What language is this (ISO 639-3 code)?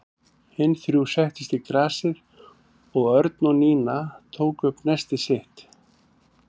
isl